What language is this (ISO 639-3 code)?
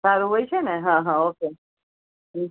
guj